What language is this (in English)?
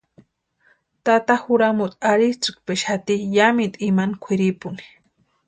Western Highland Purepecha